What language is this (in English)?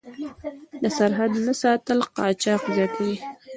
Pashto